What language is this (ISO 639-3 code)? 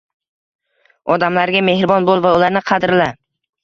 uzb